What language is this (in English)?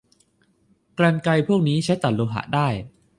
Thai